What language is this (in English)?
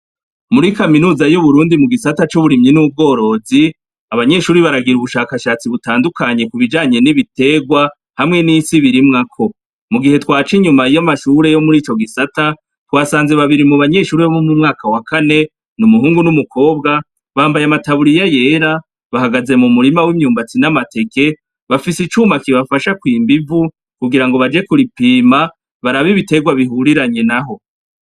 Rundi